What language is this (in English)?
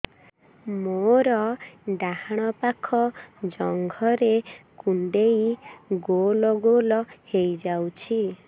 Odia